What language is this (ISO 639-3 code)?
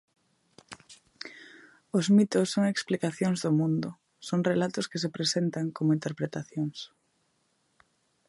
glg